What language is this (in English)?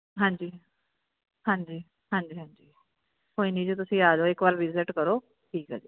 Punjabi